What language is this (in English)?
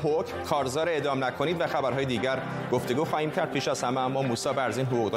Persian